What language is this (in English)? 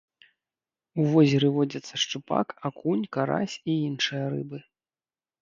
Belarusian